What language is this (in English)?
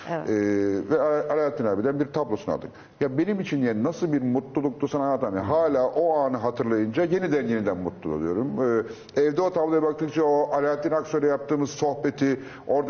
Turkish